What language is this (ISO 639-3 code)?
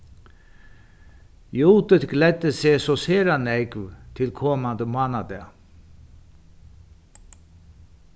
fao